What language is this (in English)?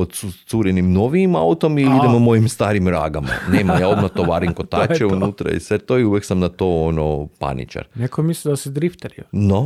Croatian